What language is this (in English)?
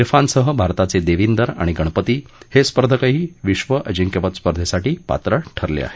Marathi